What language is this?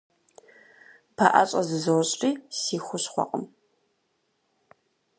Kabardian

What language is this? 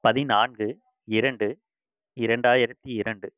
Tamil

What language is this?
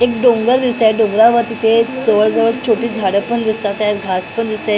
Marathi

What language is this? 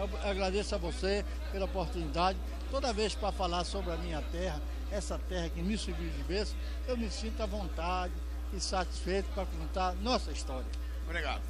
Portuguese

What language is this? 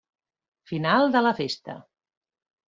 Catalan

